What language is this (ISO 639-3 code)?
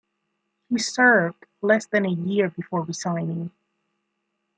eng